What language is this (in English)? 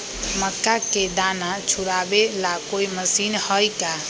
Magahi